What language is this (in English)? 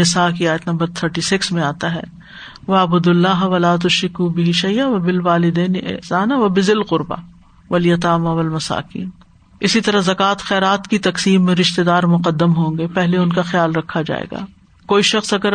Urdu